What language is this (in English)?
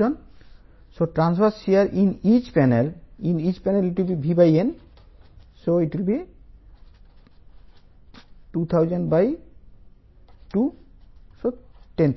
Telugu